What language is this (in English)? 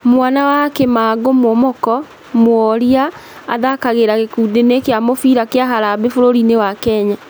Kikuyu